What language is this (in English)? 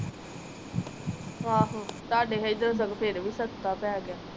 Punjabi